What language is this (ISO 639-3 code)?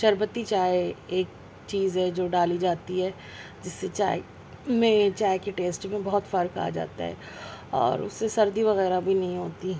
urd